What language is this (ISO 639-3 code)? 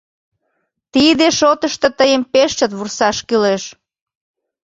chm